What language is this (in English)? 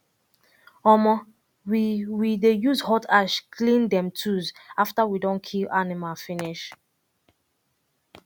Nigerian Pidgin